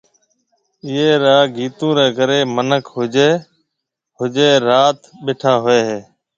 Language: Marwari (Pakistan)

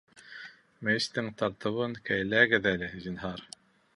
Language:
Bashkir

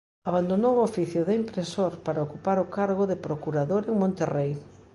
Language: Galician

